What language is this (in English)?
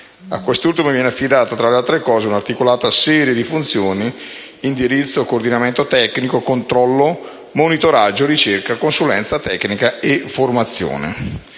Italian